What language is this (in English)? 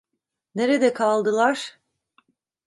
Turkish